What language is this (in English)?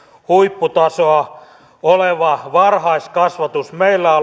Finnish